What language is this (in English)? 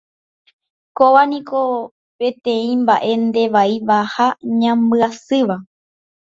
Guarani